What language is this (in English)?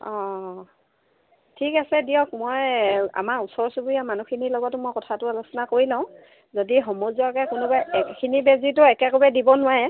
Assamese